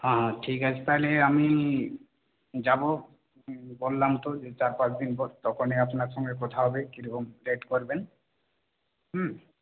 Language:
Bangla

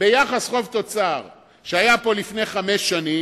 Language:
Hebrew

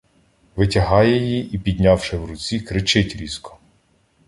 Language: Ukrainian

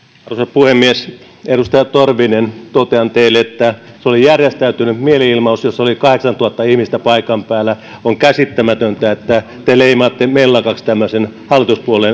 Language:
Finnish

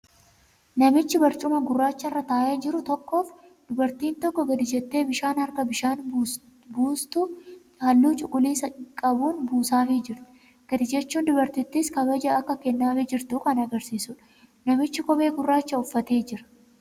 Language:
Oromo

